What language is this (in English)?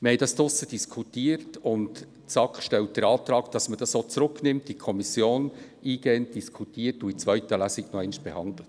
Swiss German